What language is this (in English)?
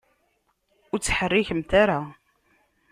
Kabyle